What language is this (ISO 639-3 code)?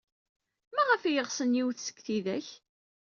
kab